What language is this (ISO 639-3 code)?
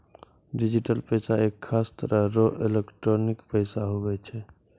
mai